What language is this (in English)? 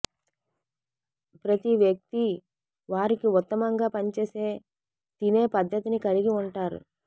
Telugu